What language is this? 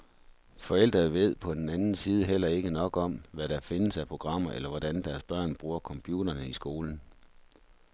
Danish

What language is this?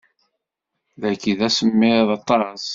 Kabyle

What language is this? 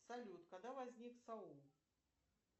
Russian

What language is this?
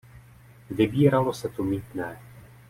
Czech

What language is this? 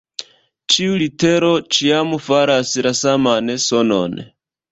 Esperanto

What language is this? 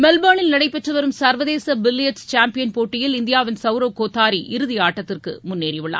Tamil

